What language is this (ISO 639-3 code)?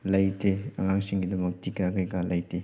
mni